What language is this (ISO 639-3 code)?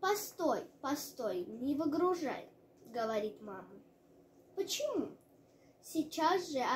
rus